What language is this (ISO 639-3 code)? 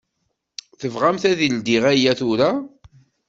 kab